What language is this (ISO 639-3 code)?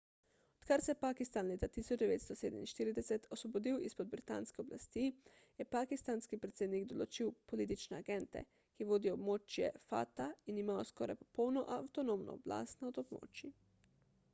slv